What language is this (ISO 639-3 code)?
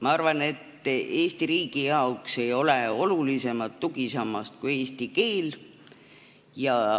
est